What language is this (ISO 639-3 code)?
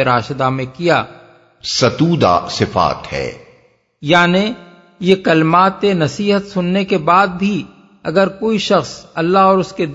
urd